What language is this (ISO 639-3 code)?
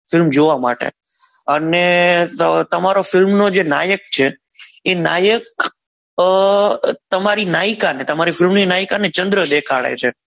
guj